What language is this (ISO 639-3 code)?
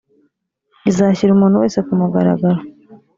kin